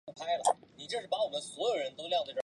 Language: Chinese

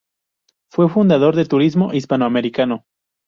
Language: Spanish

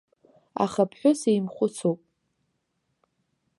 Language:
Abkhazian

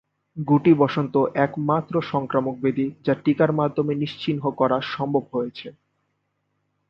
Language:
Bangla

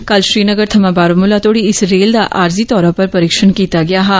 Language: Dogri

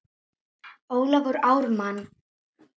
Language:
Icelandic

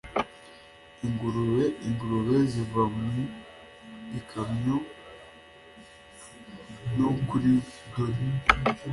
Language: Kinyarwanda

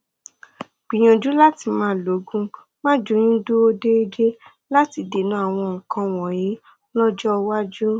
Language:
Yoruba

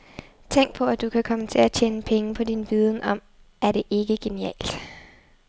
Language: Danish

